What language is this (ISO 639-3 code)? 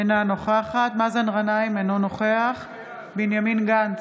heb